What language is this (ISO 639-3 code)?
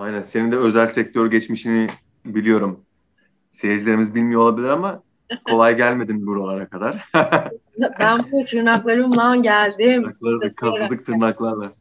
tur